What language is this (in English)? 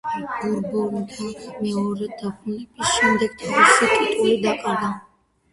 Georgian